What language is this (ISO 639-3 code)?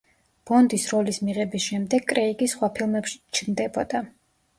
kat